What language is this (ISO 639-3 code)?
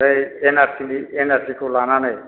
brx